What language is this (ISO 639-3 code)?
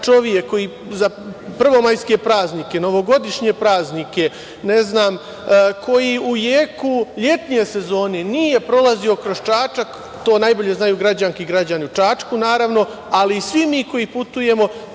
srp